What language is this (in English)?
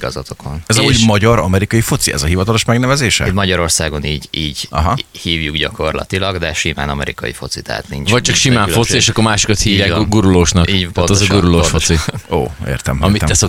Hungarian